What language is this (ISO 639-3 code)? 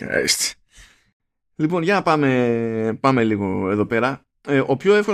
ell